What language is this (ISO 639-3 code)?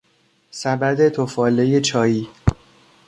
fas